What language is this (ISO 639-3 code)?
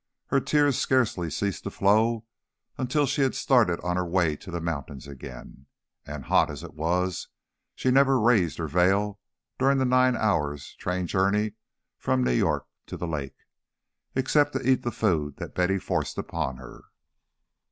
eng